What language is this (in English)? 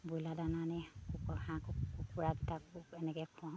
Assamese